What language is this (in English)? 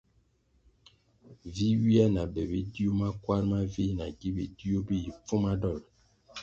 Kwasio